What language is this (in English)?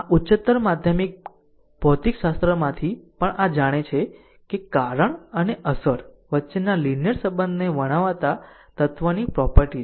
Gujarati